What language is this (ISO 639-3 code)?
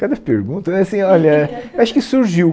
por